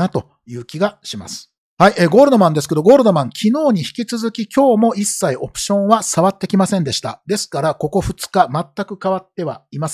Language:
Japanese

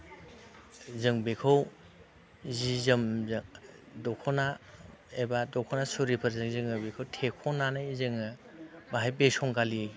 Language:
Bodo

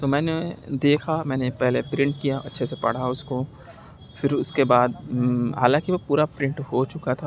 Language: Urdu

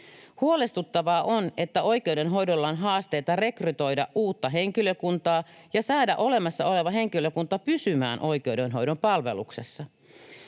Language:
Finnish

